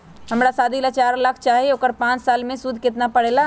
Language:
Magahi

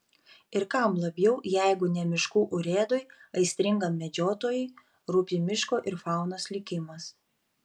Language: Lithuanian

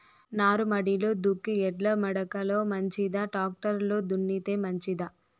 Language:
Telugu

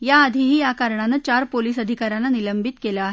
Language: Marathi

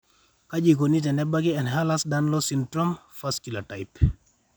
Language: Masai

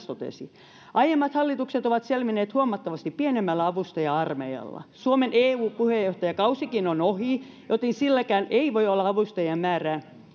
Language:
Finnish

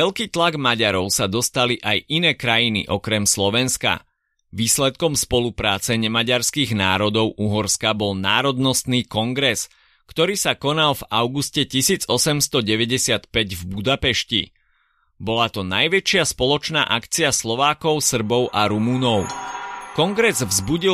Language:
Slovak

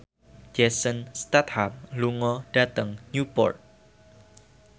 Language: Javanese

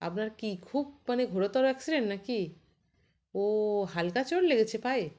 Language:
Bangla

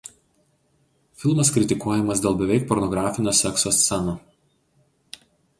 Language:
Lithuanian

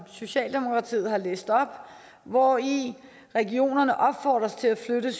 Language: Danish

